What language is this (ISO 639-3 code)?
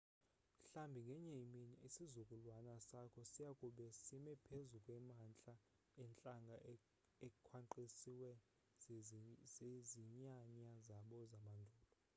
xho